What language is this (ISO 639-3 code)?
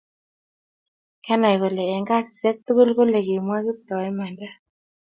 kln